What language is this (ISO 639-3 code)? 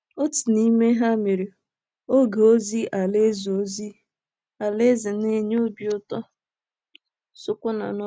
ibo